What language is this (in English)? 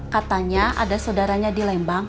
Indonesian